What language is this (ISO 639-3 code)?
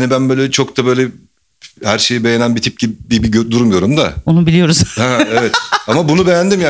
tur